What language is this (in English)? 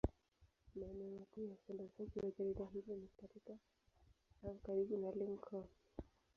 Swahili